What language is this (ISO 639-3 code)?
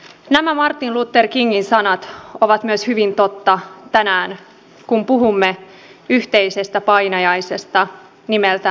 fin